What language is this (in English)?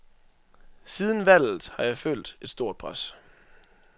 Danish